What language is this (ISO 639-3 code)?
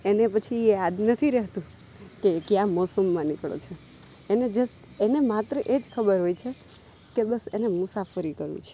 guj